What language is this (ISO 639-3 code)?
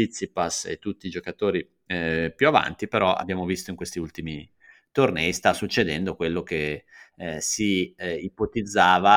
ita